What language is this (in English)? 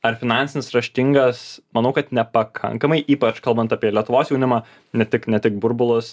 Lithuanian